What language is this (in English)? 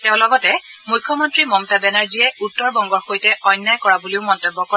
Assamese